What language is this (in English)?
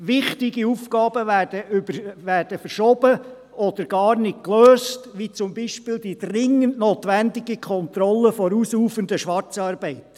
Swiss German